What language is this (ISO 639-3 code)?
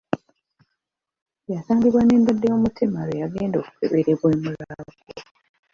lug